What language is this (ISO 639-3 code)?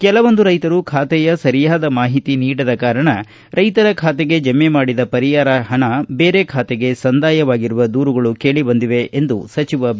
kan